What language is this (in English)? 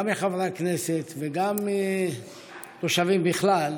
Hebrew